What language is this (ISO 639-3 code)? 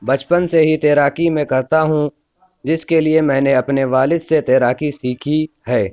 urd